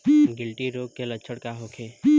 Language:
Bhojpuri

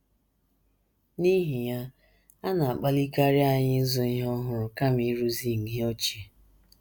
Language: Igbo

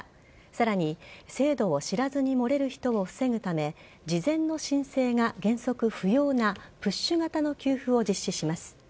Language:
Japanese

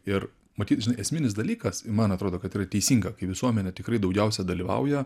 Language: Lithuanian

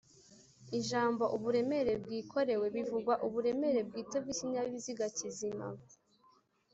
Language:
Kinyarwanda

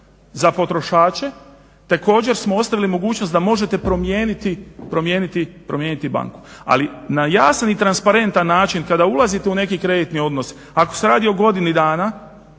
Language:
Croatian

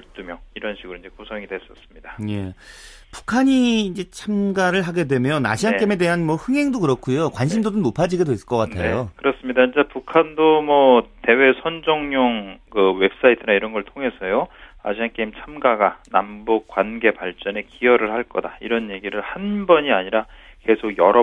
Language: Korean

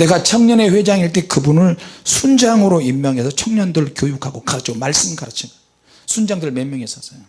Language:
Korean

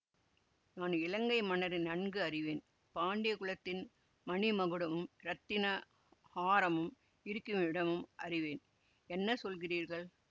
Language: Tamil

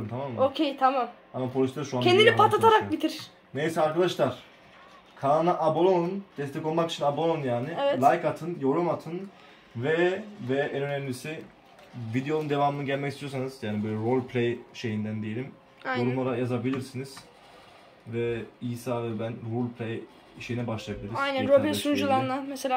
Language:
Turkish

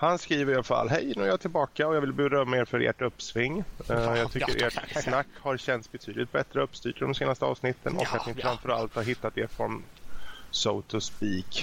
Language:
Swedish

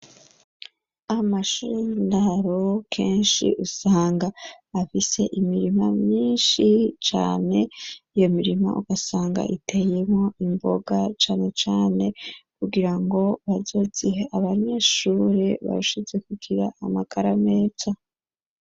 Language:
Rundi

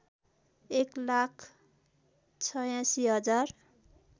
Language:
Nepali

